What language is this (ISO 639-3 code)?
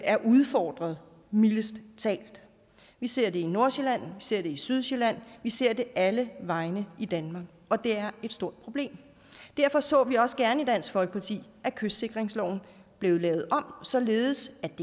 dan